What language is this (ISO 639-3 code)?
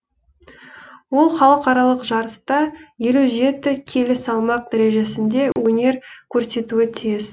kaz